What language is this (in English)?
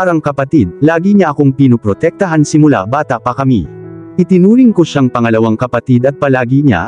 Filipino